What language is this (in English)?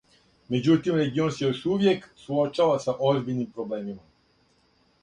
Serbian